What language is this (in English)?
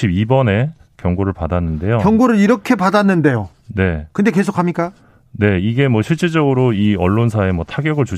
Korean